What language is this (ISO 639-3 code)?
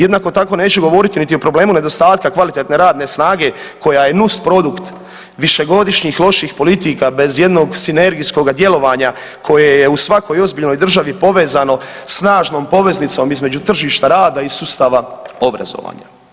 hrv